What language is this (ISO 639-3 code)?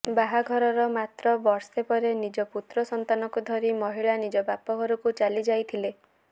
ori